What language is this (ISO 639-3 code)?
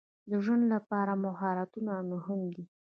pus